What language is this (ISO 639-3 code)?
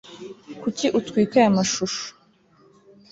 kin